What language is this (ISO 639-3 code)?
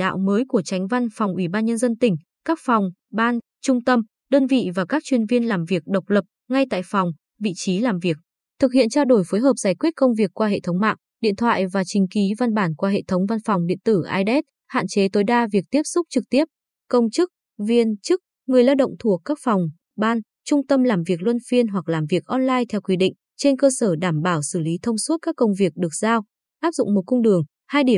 vie